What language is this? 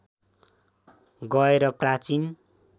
Nepali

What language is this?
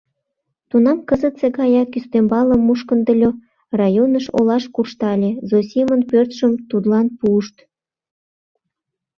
Mari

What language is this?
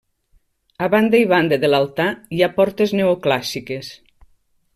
Catalan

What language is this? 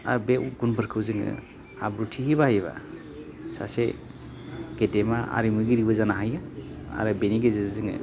Bodo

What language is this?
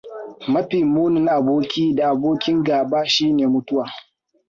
Hausa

